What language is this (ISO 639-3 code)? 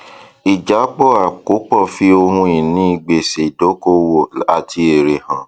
yor